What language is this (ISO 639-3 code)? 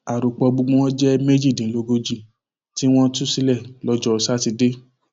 yor